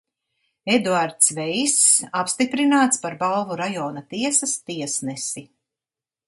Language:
Latvian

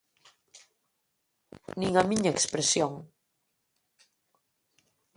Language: Galician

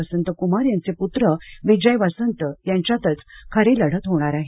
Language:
Marathi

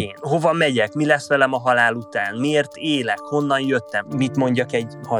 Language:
Hungarian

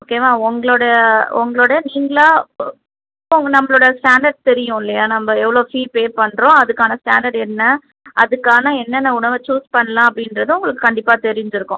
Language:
Tamil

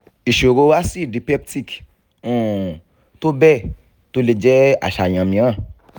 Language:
Yoruba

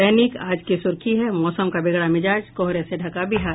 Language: Hindi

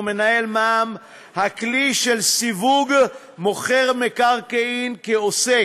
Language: Hebrew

